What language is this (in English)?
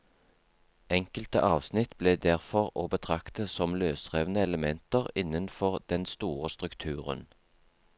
Norwegian